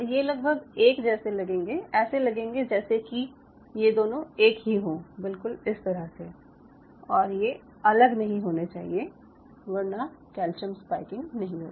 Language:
Hindi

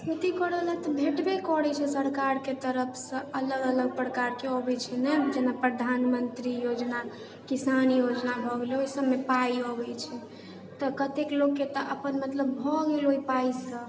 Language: Maithili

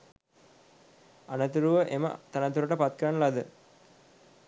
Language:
Sinhala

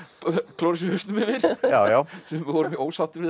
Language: Icelandic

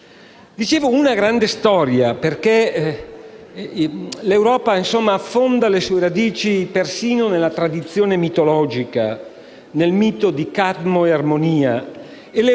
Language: Italian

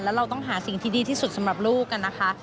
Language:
Thai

